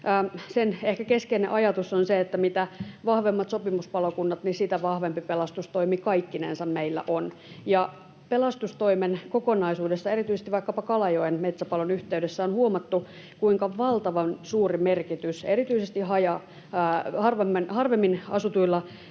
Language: Finnish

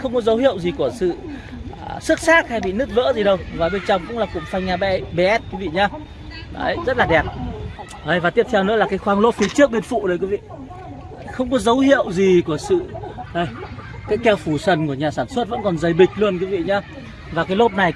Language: Vietnamese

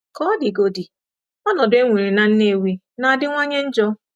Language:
Igbo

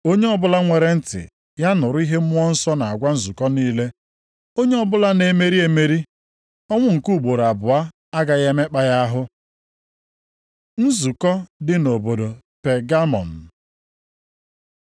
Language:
Igbo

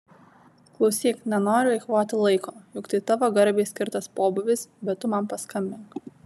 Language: Lithuanian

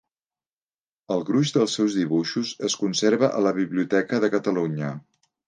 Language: Catalan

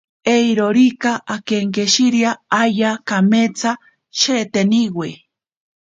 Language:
Ashéninka Perené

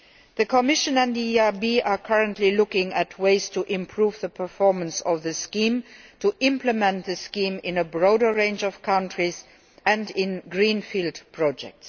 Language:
English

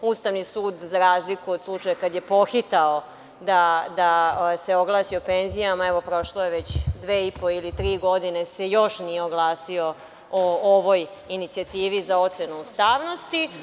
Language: Serbian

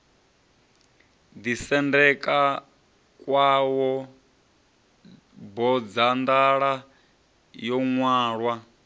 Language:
Venda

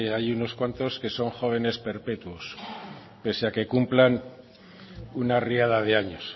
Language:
Spanish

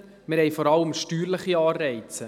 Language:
Swiss German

